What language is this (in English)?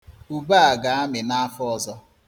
Igbo